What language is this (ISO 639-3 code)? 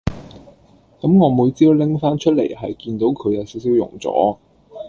yue